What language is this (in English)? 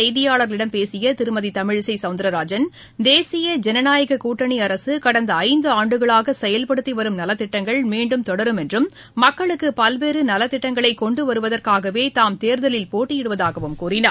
Tamil